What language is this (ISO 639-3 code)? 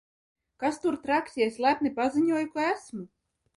lav